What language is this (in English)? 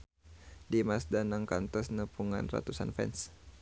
Sundanese